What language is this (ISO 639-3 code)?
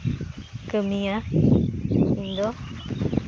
sat